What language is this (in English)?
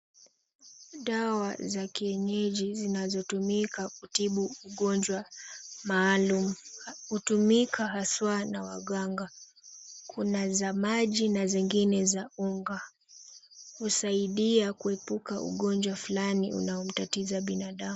Swahili